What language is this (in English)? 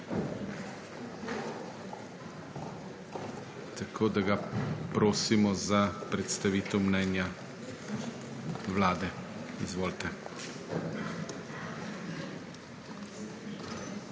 Slovenian